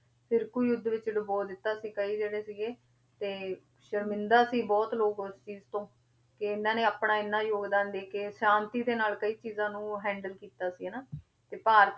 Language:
Punjabi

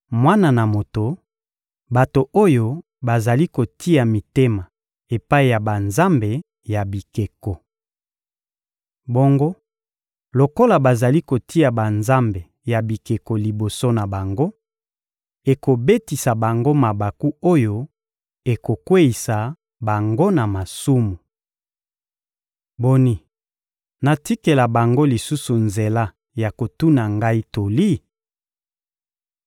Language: Lingala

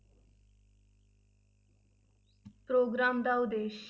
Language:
Punjabi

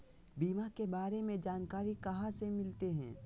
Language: Magahi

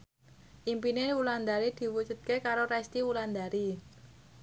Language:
Javanese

